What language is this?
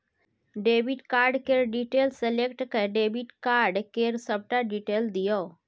Maithili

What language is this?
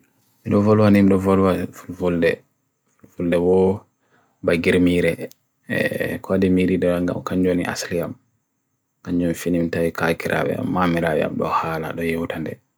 Bagirmi Fulfulde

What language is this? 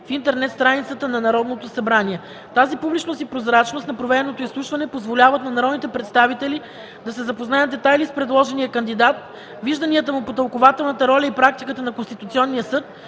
Bulgarian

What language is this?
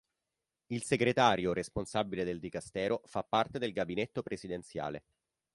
Italian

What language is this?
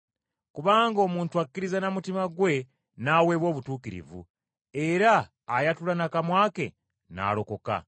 Ganda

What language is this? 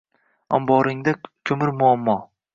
Uzbek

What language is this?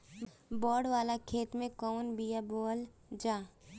Bhojpuri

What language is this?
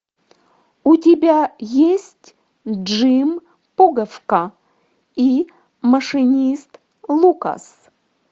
Russian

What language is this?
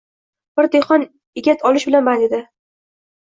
Uzbek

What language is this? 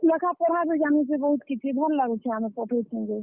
Odia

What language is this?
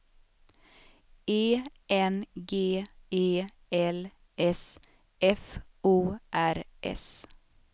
Swedish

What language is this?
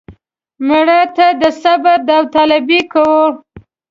Pashto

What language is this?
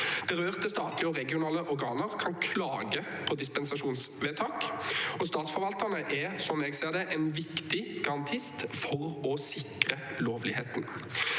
Norwegian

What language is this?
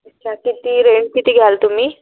Marathi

